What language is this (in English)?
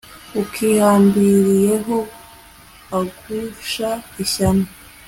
Kinyarwanda